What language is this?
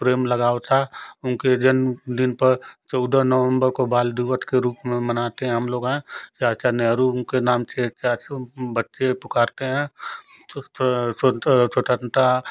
Hindi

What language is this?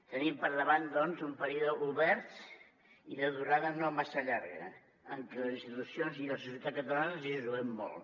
Catalan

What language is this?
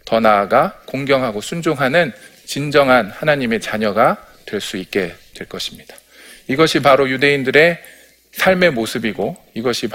Korean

